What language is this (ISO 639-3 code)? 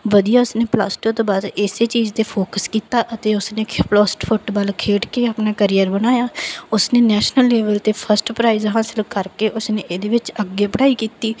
pan